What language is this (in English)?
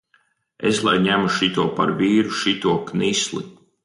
Latvian